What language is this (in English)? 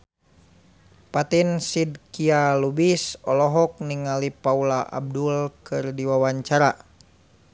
Sundanese